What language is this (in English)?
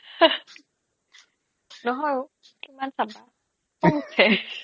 Assamese